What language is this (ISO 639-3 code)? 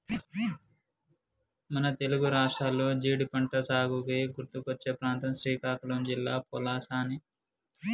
tel